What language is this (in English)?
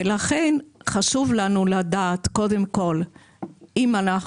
Hebrew